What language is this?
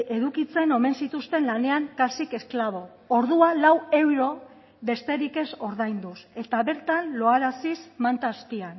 Basque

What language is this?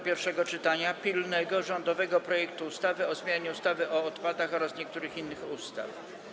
Polish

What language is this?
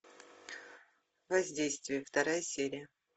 Russian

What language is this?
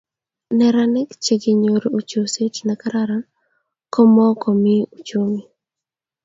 Kalenjin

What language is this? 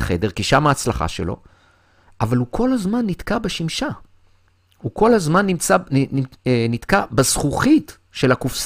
Hebrew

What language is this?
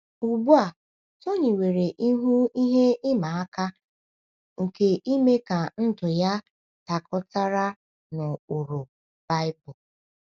Igbo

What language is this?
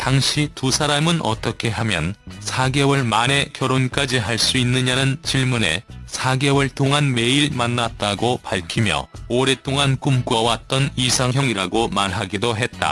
Korean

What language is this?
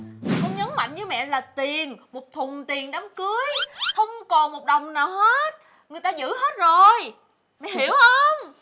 Vietnamese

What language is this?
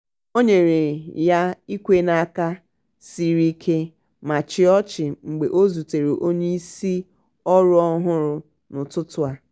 Igbo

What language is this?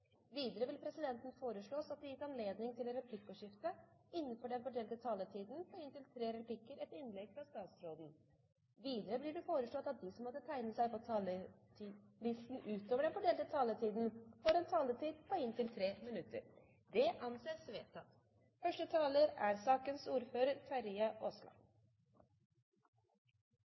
Norwegian Bokmål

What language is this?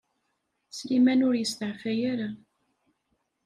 Kabyle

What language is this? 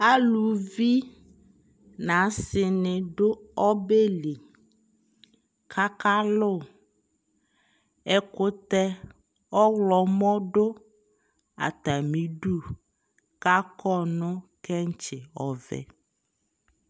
Ikposo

